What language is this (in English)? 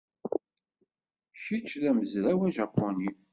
Kabyle